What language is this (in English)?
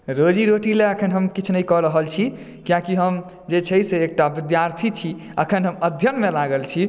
Maithili